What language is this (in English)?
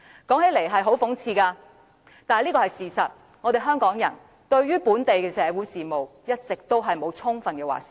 Cantonese